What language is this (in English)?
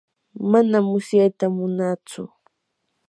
Yanahuanca Pasco Quechua